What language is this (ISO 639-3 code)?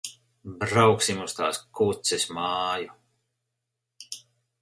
lav